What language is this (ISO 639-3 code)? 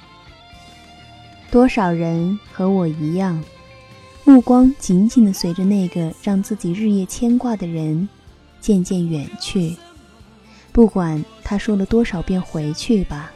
zho